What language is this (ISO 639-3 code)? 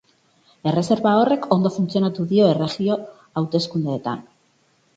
eus